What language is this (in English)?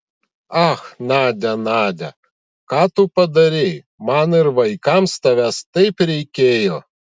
Lithuanian